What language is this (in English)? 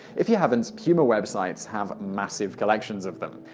English